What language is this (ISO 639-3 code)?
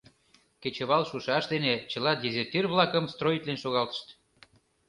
chm